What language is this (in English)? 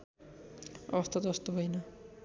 Nepali